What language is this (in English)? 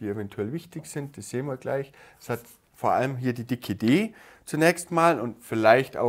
German